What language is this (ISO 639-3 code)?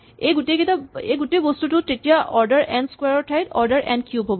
asm